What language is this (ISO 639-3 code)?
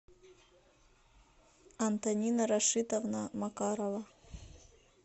rus